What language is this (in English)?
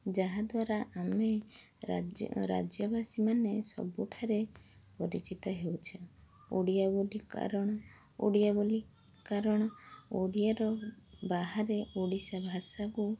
Odia